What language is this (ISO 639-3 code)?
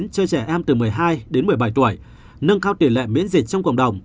vie